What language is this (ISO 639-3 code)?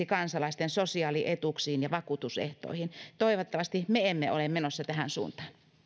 fin